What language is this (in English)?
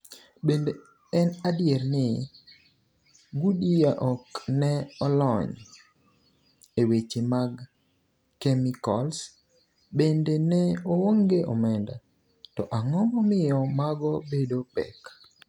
Luo (Kenya and Tanzania)